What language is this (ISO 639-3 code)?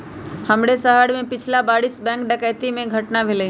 mag